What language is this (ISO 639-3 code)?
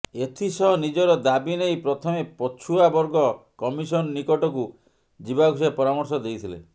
ori